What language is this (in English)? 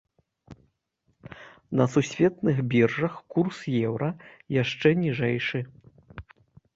Belarusian